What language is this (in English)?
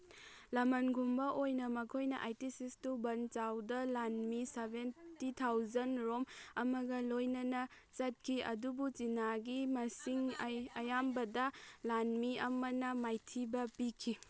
Manipuri